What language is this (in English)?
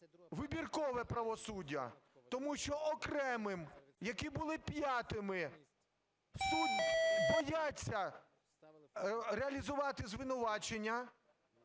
Ukrainian